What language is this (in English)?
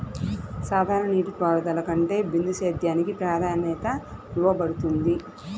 Telugu